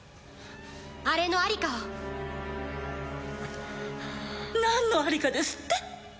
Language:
Japanese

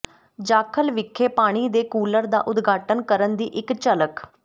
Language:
Punjabi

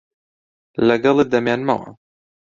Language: Central Kurdish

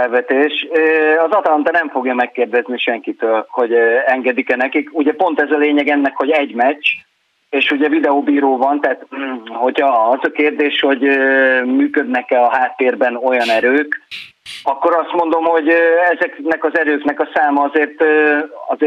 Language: Hungarian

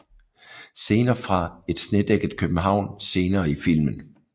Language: Danish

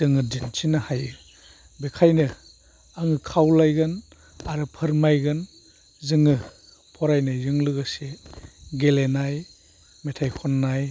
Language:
Bodo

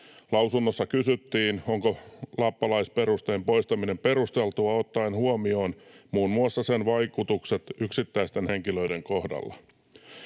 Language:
Finnish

